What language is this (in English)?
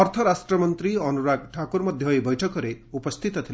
Odia